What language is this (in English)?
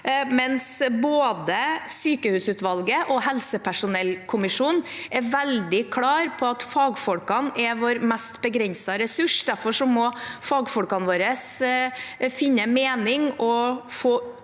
Norwegian